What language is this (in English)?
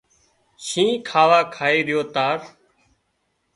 Wadiyara Koli